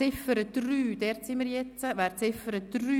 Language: Swiss German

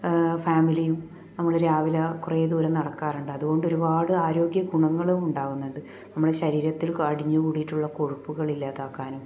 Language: Malayalam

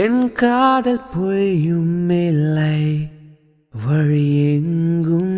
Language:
Tamil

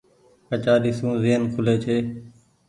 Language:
Goaria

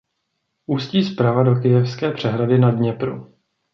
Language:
Czech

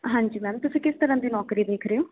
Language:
Punjabi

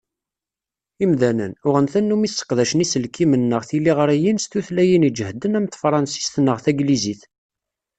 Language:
Kabyle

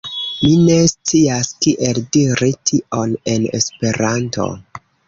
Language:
Esperanto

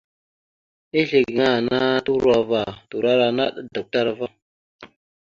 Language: Mada (Cameroon)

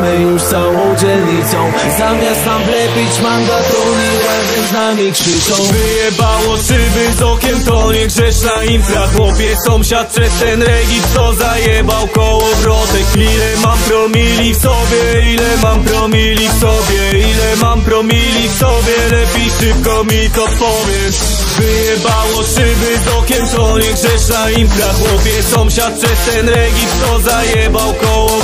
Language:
Polish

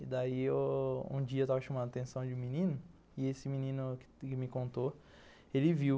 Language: Portuguese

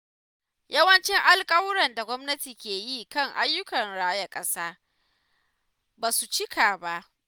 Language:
Hausa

